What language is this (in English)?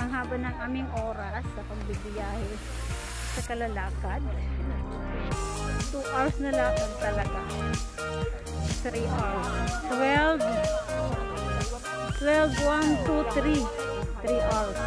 Filipino